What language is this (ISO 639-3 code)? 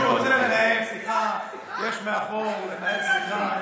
heb